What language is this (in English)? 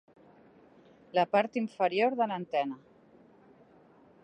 Catalan